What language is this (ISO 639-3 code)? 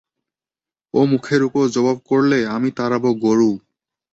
ben